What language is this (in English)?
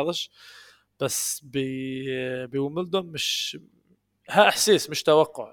Arabic